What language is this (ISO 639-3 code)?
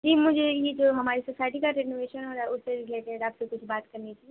urd